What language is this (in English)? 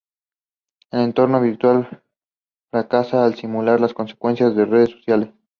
Spanish